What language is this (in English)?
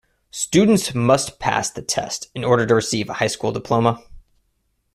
English